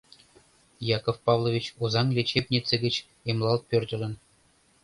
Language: Mari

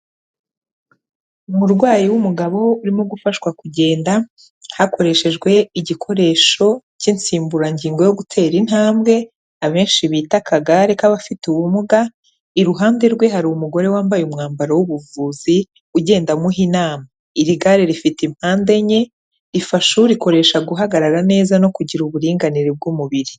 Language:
Kinyarwanda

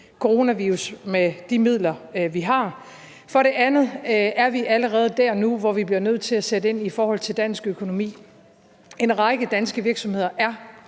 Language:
Danish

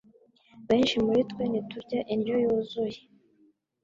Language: Kinyarwanda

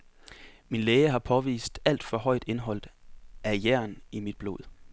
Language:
Danish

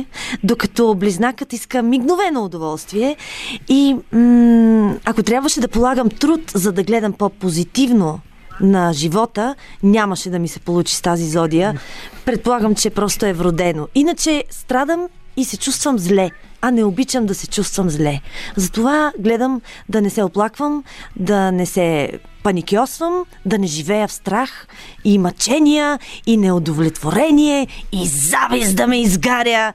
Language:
Bulgarian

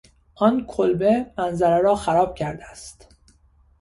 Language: Persian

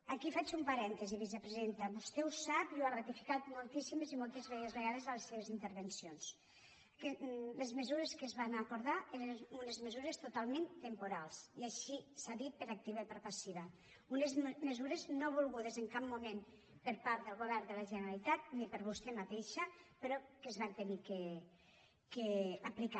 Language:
Catalan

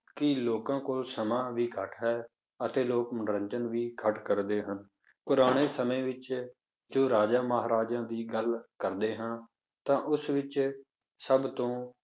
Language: Punjabi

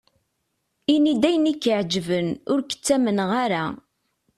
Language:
Kabyle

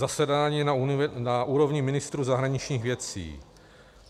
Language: Czech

